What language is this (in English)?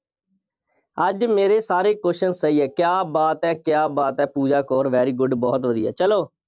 Punjabi